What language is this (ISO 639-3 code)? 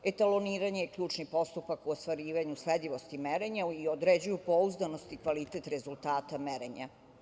srp